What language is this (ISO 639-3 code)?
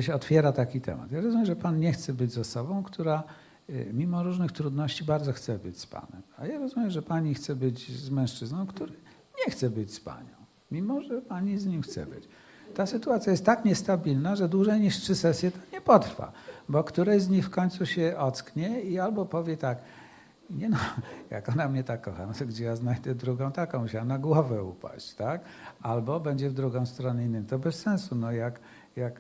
pol